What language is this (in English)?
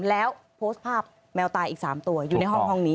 Thai